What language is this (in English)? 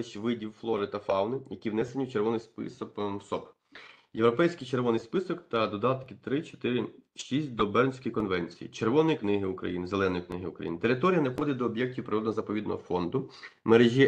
Ukrainian